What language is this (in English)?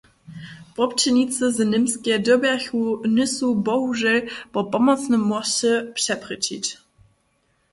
Upper Sorbian